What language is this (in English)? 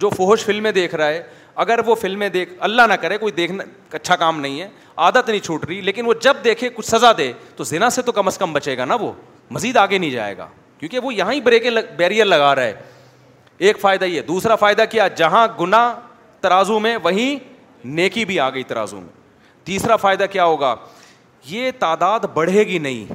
Urdu